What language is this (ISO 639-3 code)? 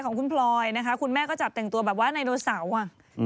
tha